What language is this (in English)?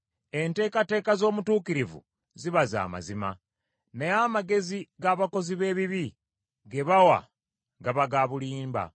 Ganda